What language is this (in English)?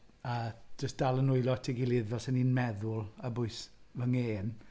Welsh